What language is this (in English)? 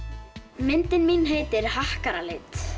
Icelandic